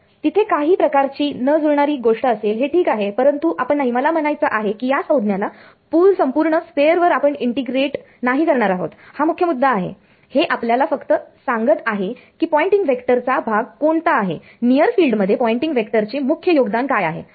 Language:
Marathi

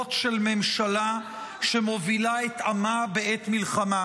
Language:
Hebrew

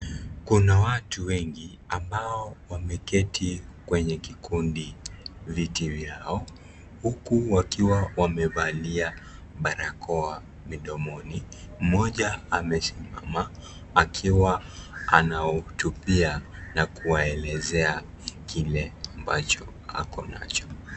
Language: Swahili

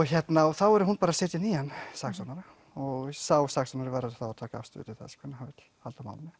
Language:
Icelandic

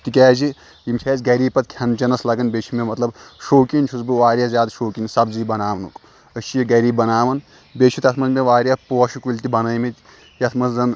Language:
Kashmiri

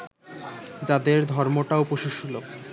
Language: Bangla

